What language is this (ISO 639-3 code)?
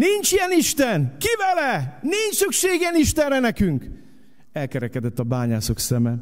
hun